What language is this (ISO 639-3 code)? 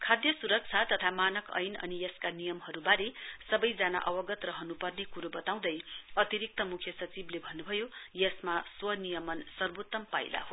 nep